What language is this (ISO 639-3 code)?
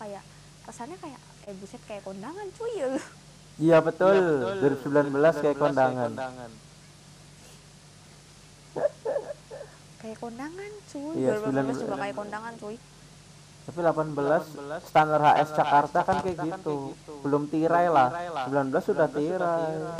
ind